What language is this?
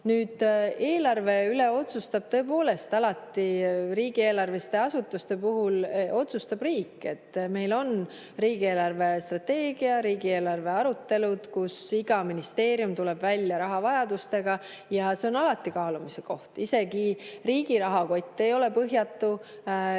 Estonian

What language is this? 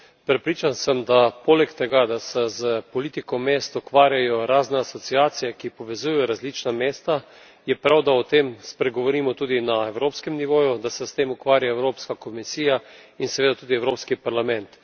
Slovenian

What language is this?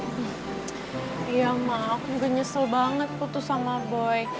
Indonesian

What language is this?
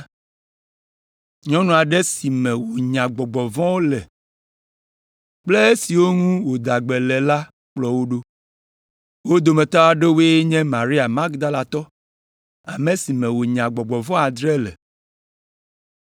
Ewe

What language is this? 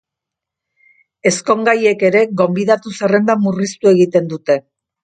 Basque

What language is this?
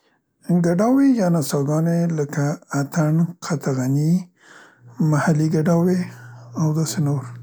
Central Pashto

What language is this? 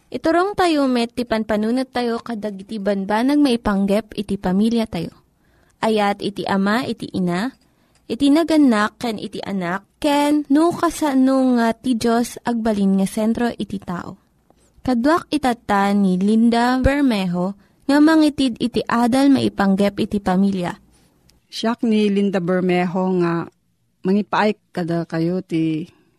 Filipino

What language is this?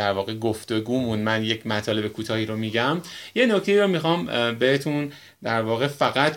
Persian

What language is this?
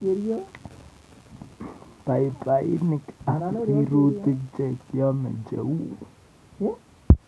Kalenjin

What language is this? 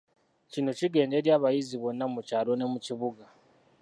Ganda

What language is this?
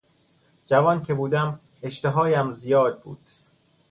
Persian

